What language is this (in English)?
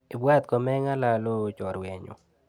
Kalenjin